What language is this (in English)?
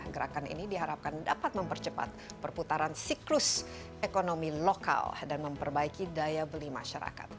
Indonesian